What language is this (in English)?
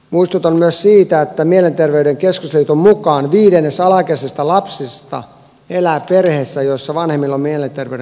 Finnish